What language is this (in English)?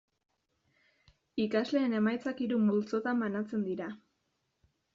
Basque